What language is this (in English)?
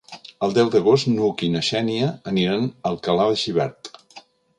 Catalan